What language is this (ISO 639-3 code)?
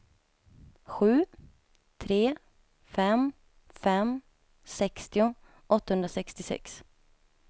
swe